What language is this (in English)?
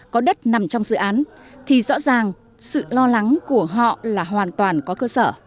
Vietnamese